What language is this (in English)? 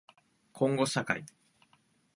Japanese